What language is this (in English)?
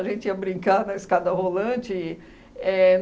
Portuguese